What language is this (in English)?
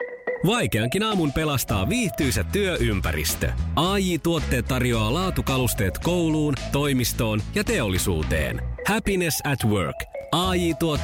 Finnish